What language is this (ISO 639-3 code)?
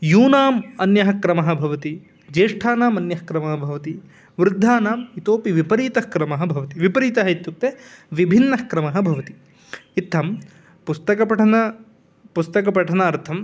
san